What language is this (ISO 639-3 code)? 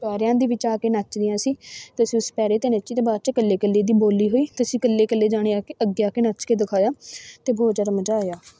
pan